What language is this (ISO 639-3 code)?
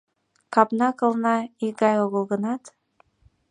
chm